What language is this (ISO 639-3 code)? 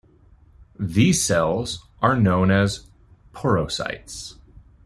eng